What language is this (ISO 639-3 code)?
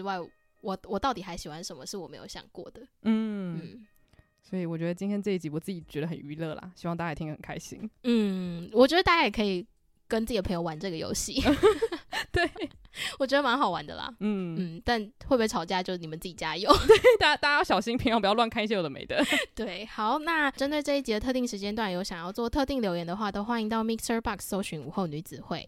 zho